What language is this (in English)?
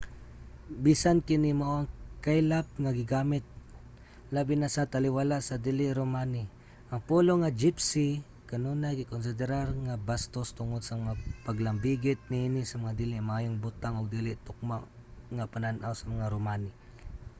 Cebuano